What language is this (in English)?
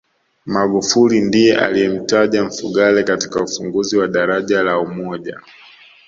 Swahili